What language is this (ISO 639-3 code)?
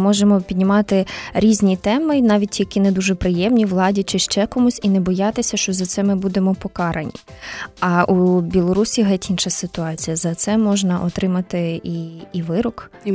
ukr